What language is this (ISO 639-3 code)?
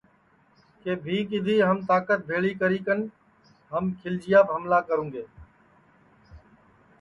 ssi